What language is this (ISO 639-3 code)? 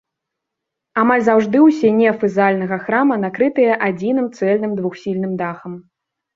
bel